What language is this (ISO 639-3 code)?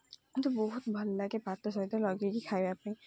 ori